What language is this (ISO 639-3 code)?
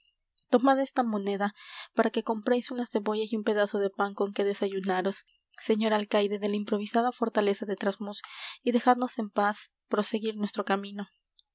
spa